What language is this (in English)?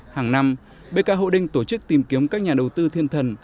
Vietnamese